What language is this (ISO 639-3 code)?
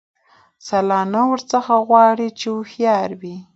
pus